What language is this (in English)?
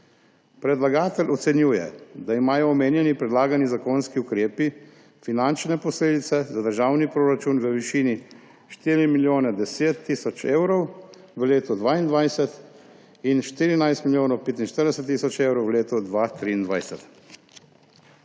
Slovenian